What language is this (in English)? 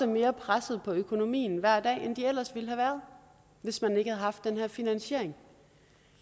Danish